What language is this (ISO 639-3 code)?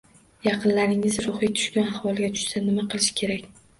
uzb